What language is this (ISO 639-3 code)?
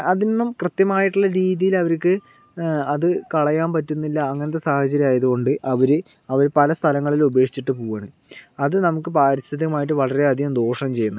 mal